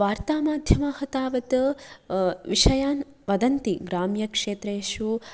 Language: Sanskrit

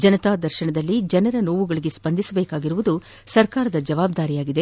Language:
Kannada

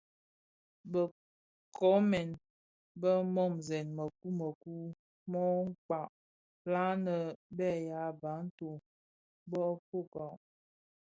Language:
Bafia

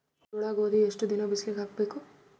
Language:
Kannada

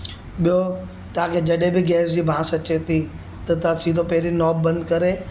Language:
Sindhi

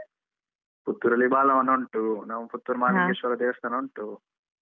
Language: Kannada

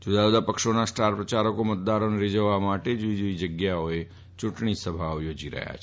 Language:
Gujarati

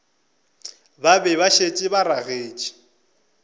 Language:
Northern Sotho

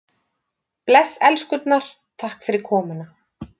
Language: Icelandic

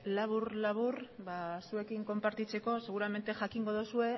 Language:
Basque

